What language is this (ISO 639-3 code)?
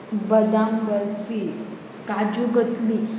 kok